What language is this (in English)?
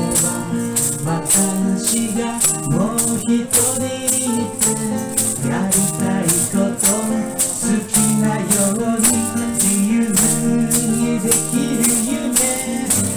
Korean